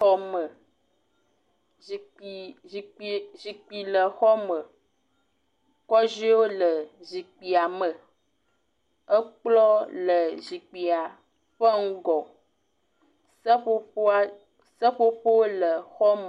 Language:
Ewe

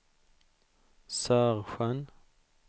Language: Swedish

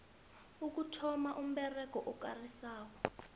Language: South Ndebele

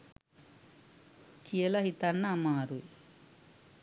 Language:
Sinhala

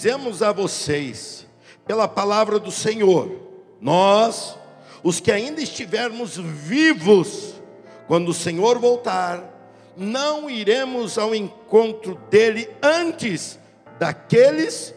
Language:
Portuguese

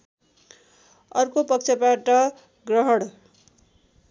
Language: Nepali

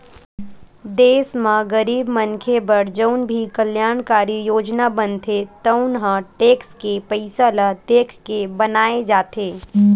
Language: Chhattisgarhi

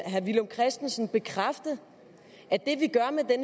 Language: Danish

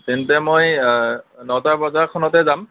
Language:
Assamese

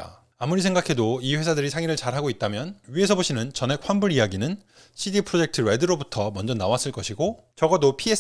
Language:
Korean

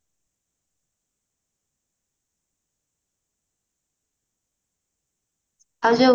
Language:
Odia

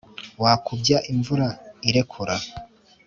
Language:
Kinyarwanda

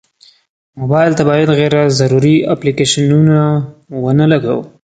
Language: Pashto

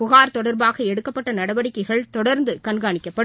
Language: Tamil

